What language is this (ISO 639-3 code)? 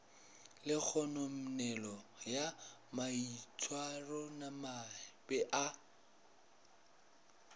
nso